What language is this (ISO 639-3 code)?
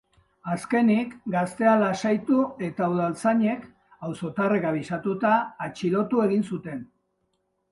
eus